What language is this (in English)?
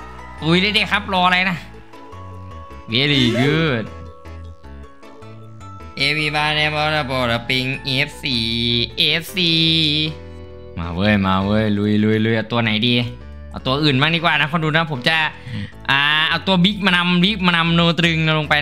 Thai